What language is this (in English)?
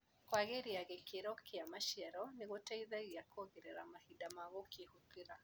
Kikuyu